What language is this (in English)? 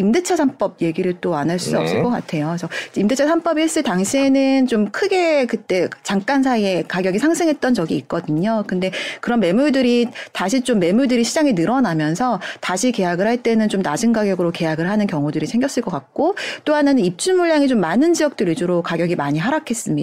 Korean